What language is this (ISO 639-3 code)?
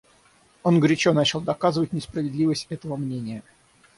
rus